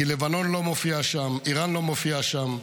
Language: Hebrew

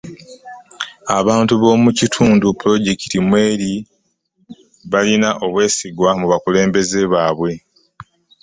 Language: Ganda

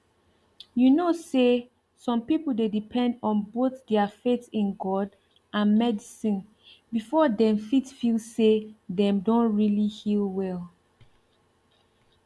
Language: Nigerian Pidgin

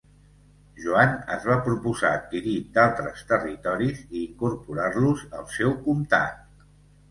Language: Catalan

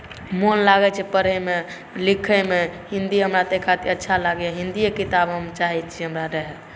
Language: Maithili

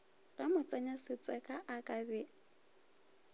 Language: Northern Sotho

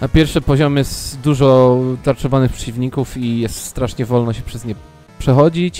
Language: Polish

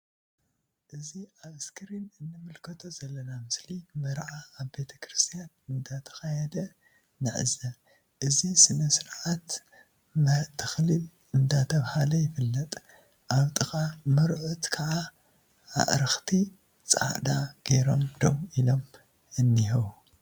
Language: Tigrinya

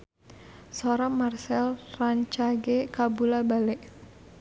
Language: Sundanese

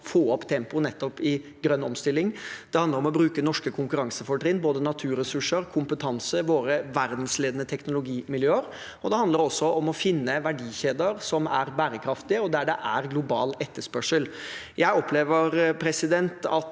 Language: Norwegian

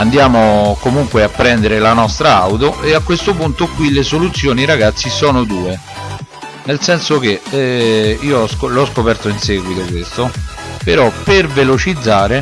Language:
Italian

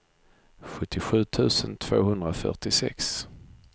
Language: Swedish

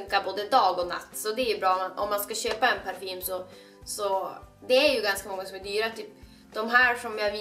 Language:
Swedish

